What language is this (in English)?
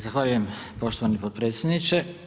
Croatian